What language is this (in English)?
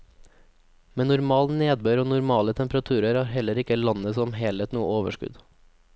Norwegian